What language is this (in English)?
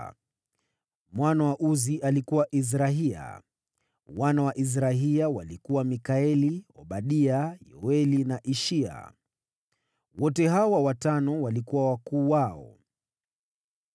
Swahili